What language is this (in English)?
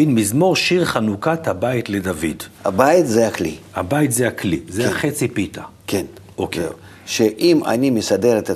Hebrew